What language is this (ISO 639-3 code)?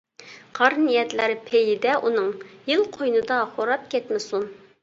uig